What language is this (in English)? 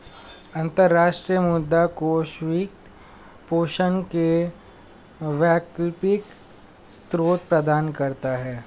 Hindi